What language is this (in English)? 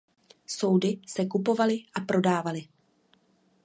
Czech